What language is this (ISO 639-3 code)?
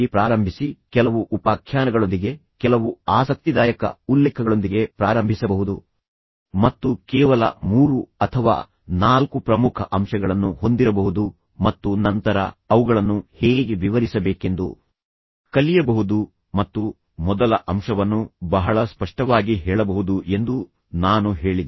kan